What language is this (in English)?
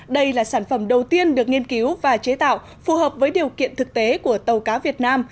Vietnamese